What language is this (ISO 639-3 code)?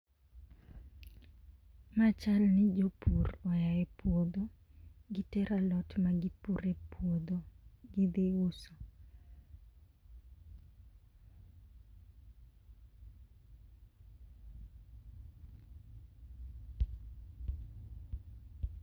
luo